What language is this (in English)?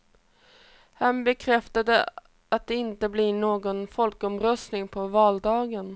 Swedish